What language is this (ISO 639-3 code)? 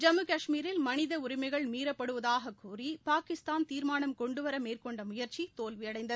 tam